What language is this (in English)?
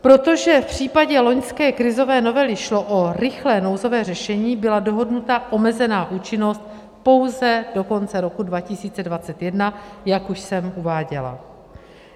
Czech